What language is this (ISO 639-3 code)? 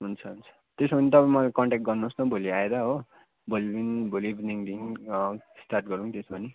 nep